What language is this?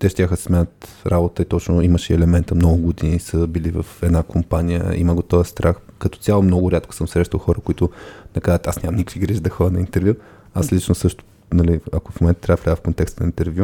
Bulgarian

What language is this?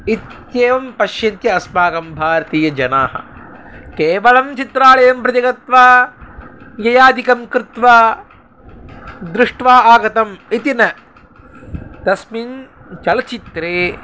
Sanskrit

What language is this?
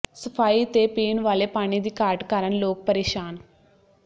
Punjabi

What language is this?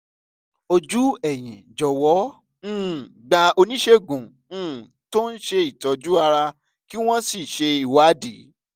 Yoruba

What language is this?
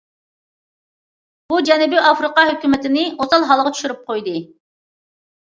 Uyghur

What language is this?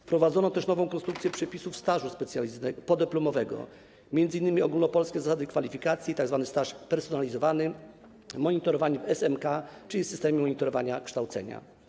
Polish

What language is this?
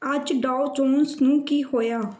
Punjabi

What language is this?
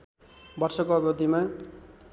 Nepali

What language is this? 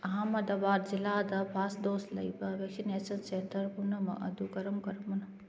Manipuri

